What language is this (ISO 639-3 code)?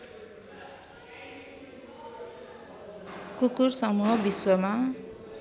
nep